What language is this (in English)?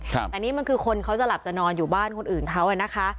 Thai